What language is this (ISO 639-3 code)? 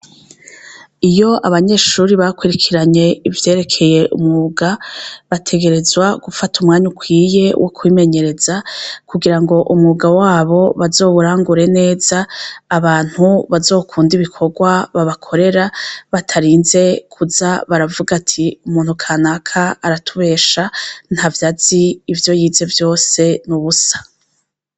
run